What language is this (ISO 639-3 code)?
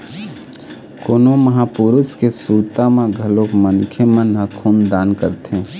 hne